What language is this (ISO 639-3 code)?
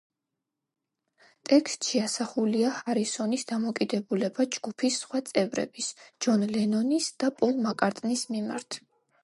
kat